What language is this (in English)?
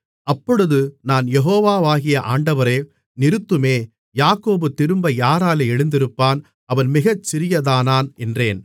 Tamil